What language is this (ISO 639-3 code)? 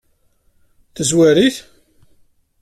kab